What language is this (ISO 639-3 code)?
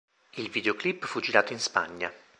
ita